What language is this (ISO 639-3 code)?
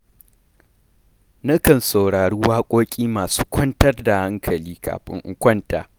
hau